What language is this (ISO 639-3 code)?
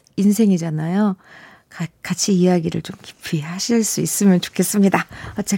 kor